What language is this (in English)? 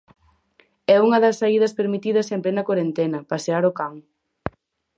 Galician